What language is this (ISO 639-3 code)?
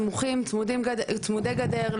heb